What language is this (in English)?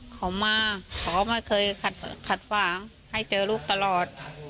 Thai